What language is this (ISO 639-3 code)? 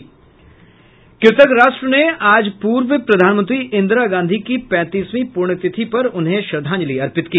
hin